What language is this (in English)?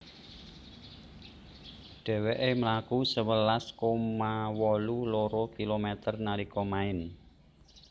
Javanese